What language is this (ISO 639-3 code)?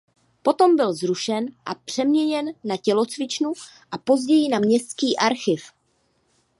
ces